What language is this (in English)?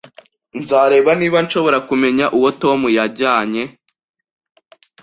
Kinyarwanda